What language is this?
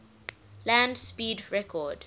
English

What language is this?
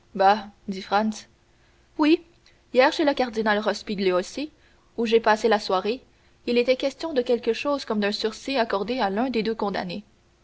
French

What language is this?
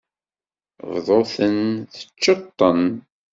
Kabyle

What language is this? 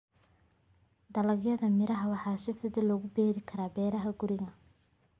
Somali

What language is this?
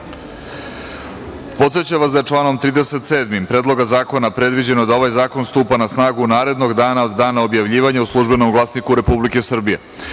Serbian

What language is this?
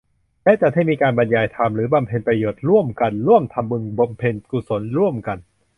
Thai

